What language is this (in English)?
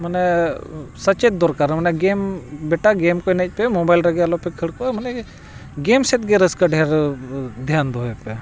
Santali